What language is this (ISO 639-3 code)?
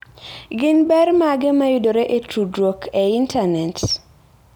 luo